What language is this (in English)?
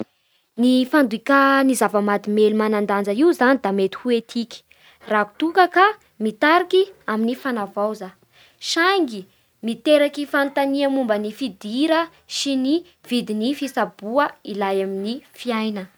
Bara Malagasy